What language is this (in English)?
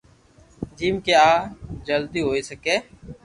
Loarki